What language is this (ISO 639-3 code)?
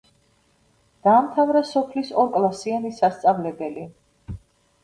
kat